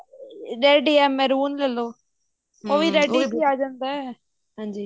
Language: Punjabi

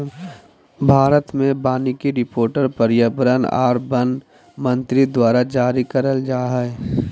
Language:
Magahi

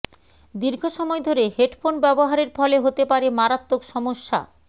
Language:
Bangla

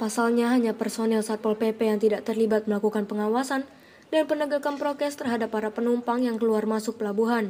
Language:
Indonesian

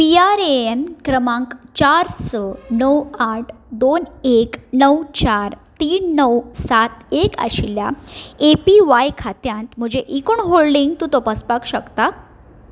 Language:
Konkani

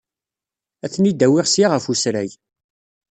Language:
Kabyle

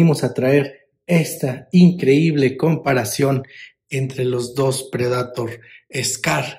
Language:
Spanish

